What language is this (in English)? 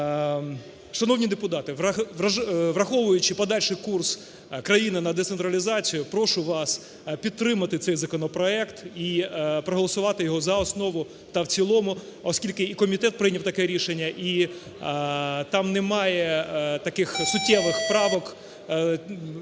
Ukrainian